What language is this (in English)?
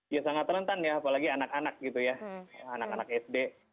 Indonesian